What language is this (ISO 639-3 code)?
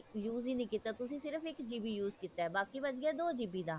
pan